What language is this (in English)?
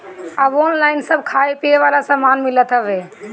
Bhojpuri